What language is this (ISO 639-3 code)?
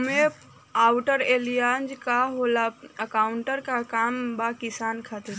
bho